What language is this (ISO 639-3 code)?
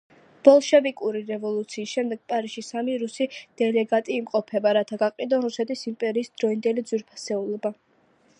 kat